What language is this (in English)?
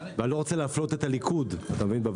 Hebrew